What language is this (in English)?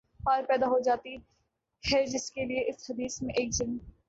Urdu